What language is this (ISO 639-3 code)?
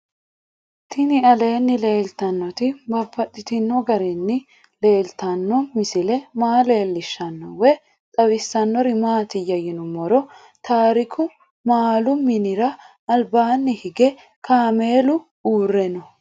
sid